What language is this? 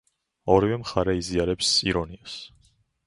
Georgian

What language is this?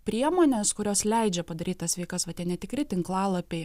Lithuanian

